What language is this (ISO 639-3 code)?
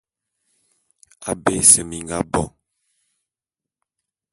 bum